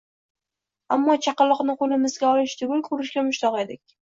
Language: Uzbek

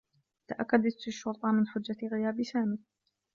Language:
Arabic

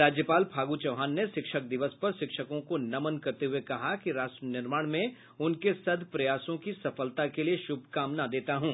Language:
Hindi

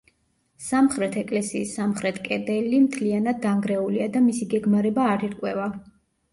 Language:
Georgian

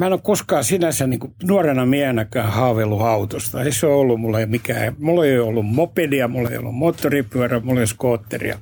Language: Finnish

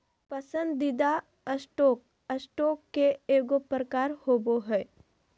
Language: Magahi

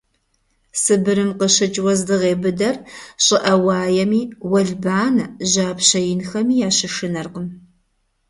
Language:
Kabardian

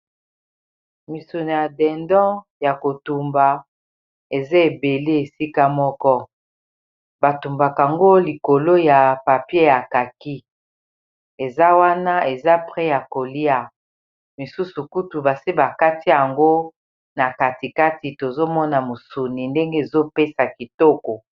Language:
Lingala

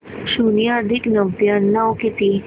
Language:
Marathi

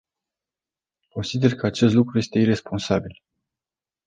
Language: Romanian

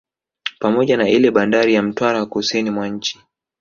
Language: Swahili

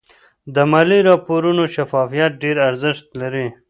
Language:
Pashto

